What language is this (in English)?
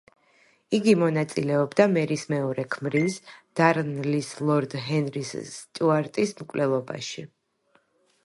Georgian